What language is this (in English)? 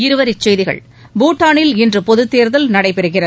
Tamil